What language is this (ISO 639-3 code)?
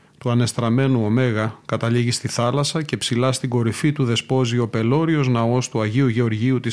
ell